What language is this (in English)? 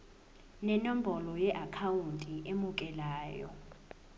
Zulu